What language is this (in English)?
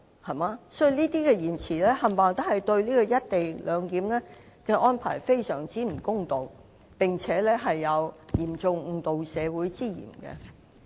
Cantonese